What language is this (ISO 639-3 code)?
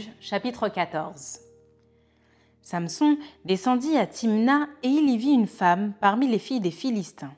fra